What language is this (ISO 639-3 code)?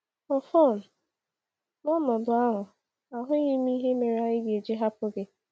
ibo